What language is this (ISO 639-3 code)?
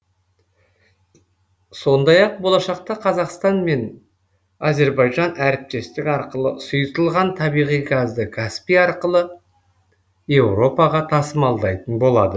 kaz